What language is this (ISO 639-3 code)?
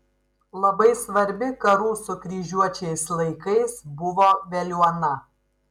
lit